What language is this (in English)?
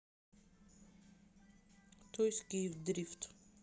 Russian